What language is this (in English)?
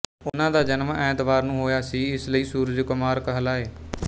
Punjabi